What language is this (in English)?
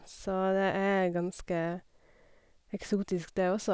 Norwegian